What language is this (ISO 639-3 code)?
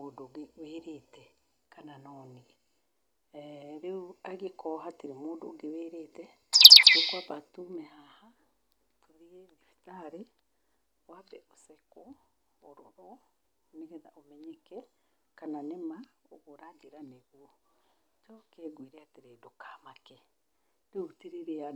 kik